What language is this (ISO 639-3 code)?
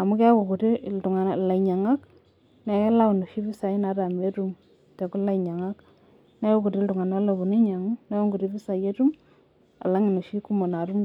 mas